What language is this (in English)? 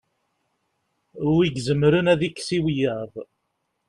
Kabyle